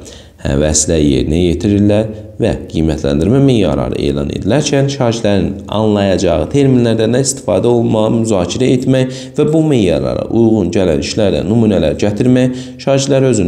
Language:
Turkish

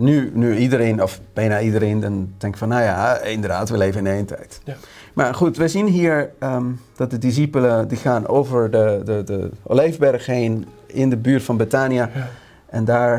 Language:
Dutch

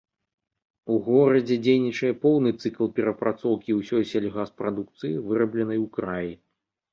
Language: Belarusian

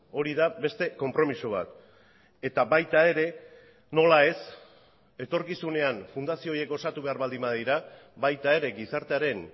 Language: Basque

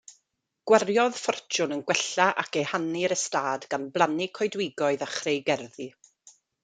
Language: Welsh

